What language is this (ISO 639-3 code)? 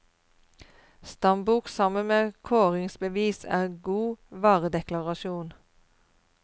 nor